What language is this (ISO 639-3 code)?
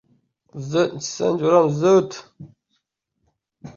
uzb